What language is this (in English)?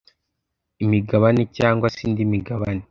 Kinyarwanda